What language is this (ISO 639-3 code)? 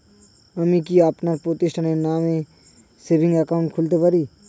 ben